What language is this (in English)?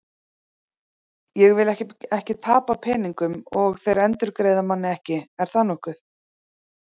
Icelandic